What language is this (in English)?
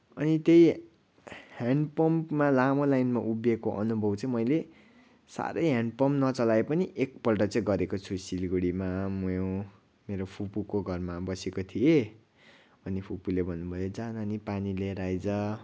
Nepali